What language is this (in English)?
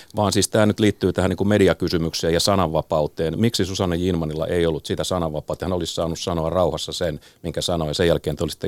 Finnish